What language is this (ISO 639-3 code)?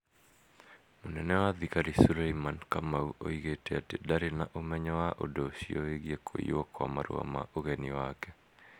kik